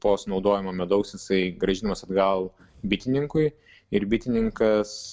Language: Lithuanian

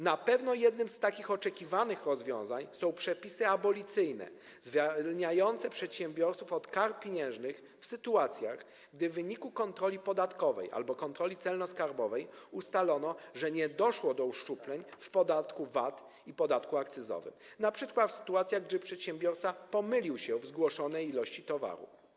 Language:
Polish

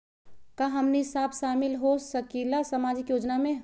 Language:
Magahi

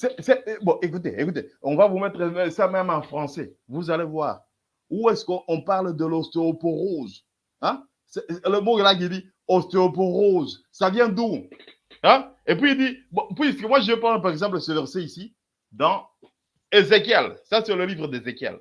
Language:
French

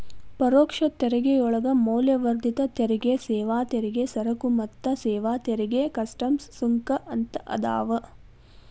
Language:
Kannada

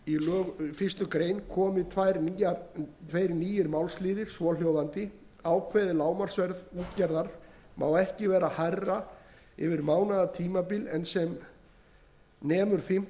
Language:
Icelandic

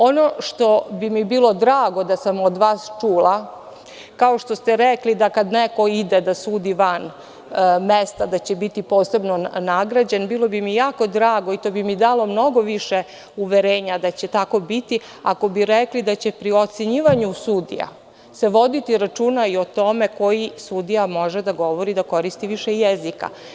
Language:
Serbian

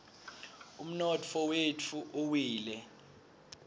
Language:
Swati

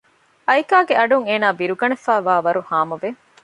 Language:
Divehi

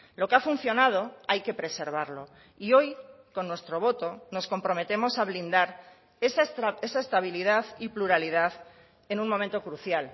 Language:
Spanish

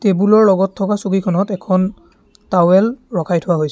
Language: Assamese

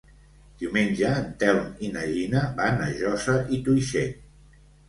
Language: Catalan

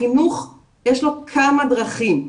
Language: Hebrew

